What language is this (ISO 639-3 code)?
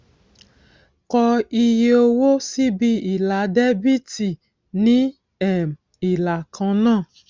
yor